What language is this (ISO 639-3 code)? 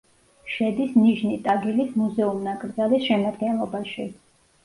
kat